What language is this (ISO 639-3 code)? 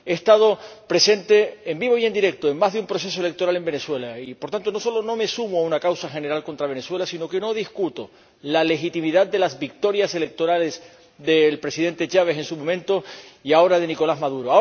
spa